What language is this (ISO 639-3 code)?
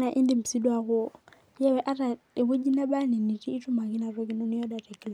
mas